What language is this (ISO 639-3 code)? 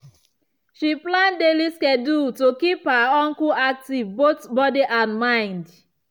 pcm